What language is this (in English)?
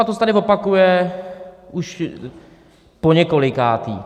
Czech